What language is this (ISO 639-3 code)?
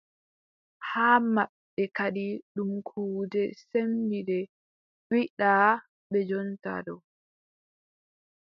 fub